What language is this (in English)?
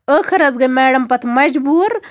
Kashmiri